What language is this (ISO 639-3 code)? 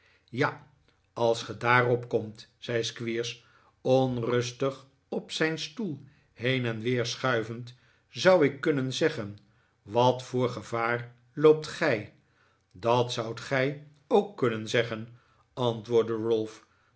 nld